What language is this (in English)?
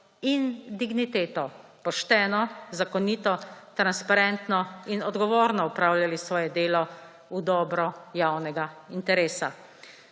Slovenian